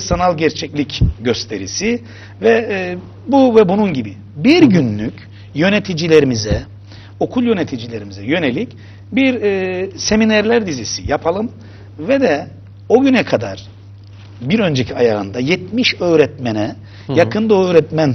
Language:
Turkish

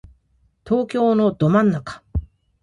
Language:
Japanese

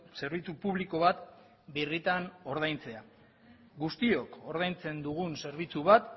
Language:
Basque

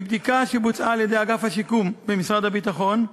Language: Hebrew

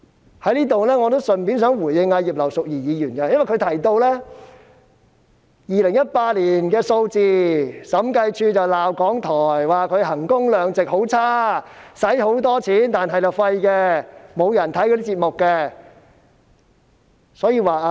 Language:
Cantonese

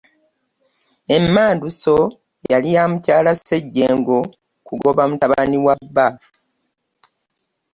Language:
Ganda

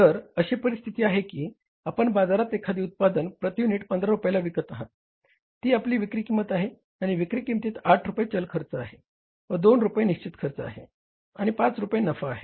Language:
Marathi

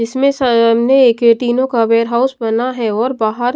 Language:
Hindi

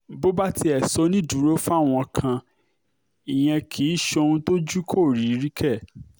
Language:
Yoruba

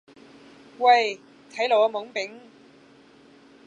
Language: Cantonese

